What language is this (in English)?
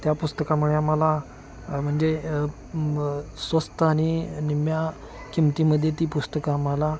Marathi